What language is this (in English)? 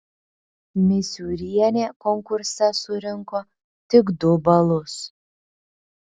Lithuanian